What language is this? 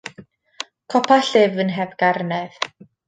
Welsh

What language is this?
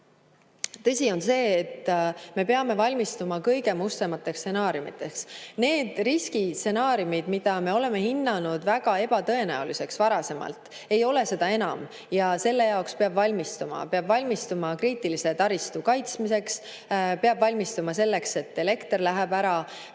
Estonian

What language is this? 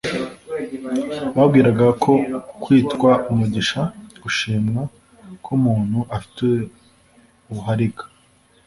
Kinyarwanda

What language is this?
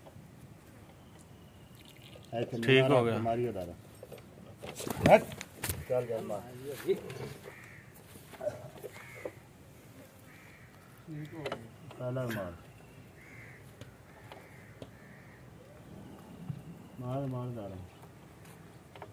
Punjabi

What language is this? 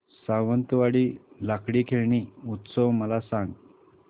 Marathi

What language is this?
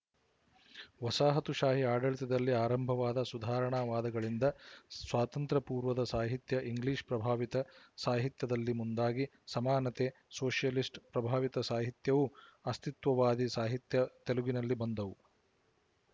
Kannada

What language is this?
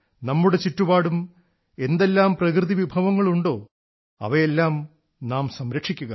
Malayalam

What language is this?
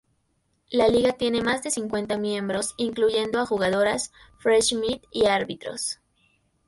Spanish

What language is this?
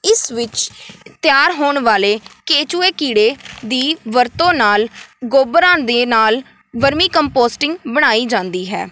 Punjabi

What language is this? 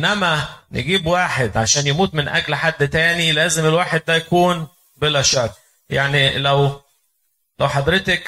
Arabic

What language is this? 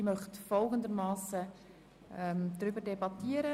Swiss German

